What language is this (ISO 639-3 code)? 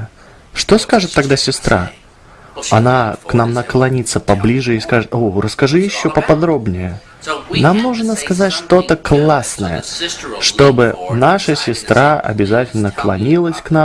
rus